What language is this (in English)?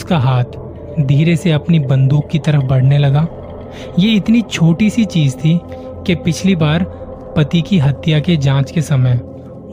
Hindi